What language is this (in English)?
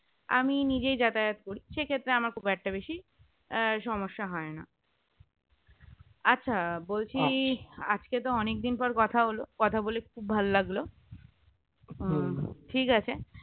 Bangla